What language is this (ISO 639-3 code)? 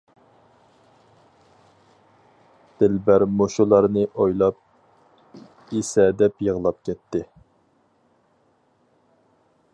uig